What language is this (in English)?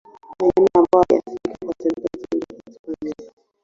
Swahili